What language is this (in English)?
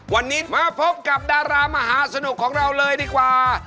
Thai